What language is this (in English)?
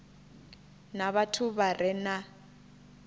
Venda